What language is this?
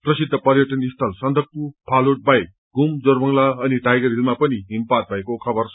Nepali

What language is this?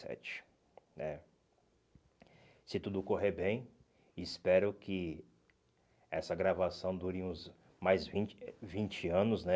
Portuguese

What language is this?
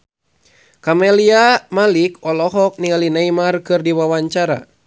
Sundanese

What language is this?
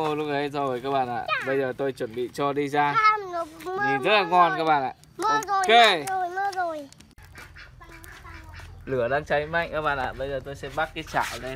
Vietnamese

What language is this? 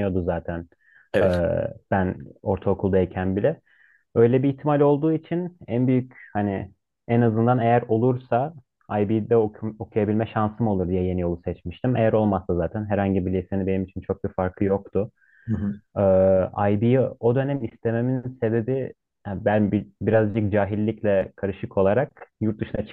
Turkish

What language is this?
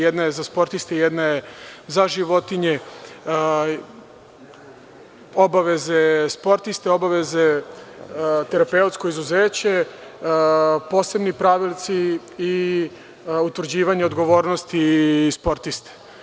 Serbian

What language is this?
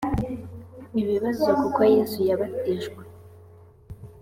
Kinyarwanda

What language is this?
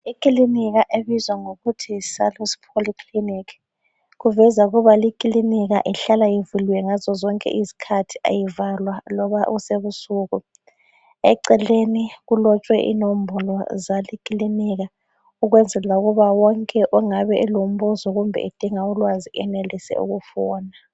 North Ndebele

